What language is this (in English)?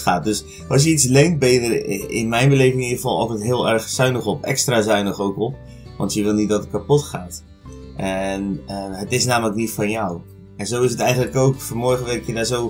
Dutch